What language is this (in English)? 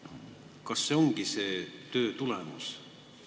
Estonian